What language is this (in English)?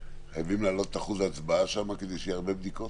Hebrew